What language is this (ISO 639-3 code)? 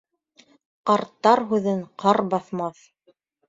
bak